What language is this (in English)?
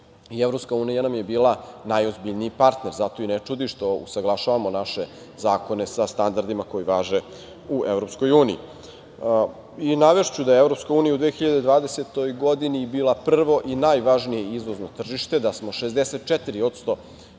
Serbian